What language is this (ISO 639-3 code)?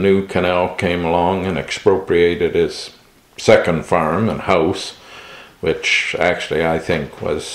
eng